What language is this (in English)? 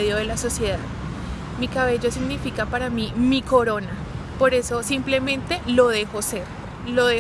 Spanish